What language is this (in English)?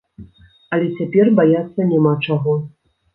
Belarusian